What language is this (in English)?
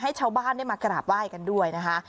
Thai